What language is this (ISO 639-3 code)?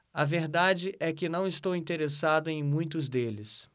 por